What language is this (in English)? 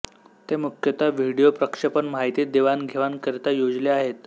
Marathi